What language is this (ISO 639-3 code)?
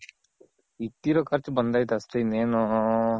kan